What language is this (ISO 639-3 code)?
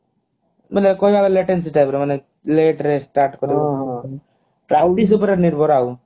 ori